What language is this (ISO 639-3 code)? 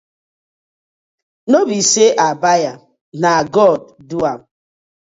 pcm